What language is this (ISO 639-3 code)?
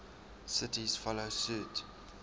eng